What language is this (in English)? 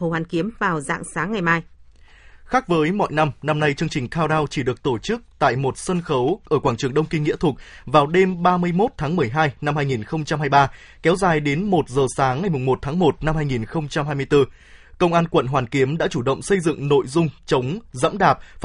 Vietnamese